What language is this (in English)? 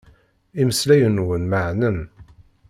Kabyle